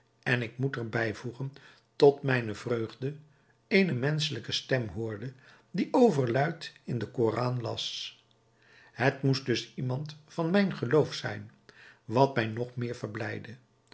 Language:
Dutch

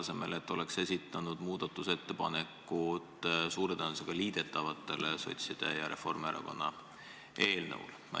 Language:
Estonian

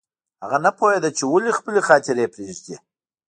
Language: Pashto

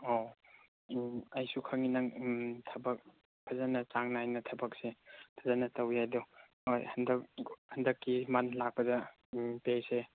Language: Manipuri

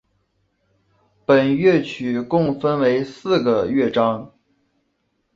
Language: Chinese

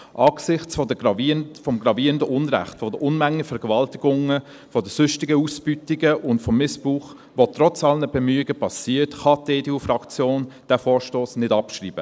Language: Swiss German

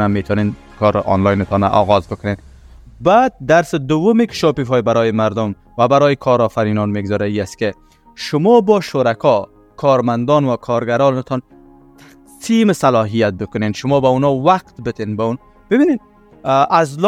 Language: Persian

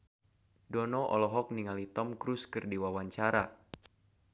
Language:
Sundanese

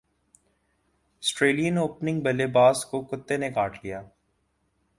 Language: Urdu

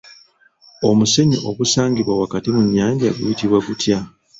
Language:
Ganda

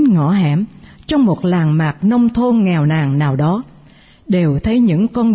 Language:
Vietnamese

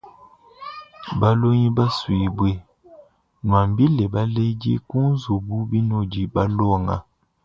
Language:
Luba-Lulua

